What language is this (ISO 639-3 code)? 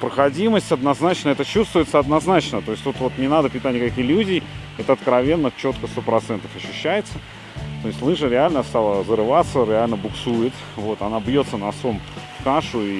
rus